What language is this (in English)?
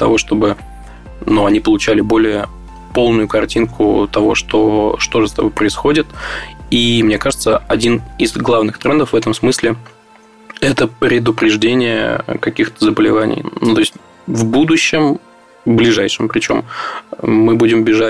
Russian